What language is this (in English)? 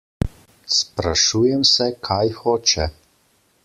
Slovenian